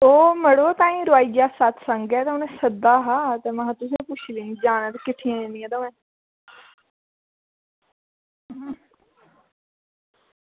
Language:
Dogri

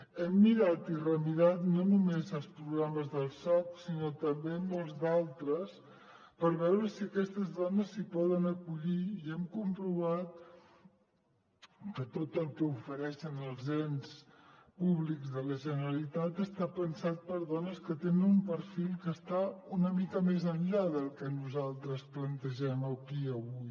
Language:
Catalan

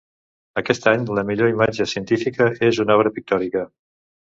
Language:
Catalan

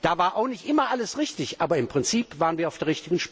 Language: German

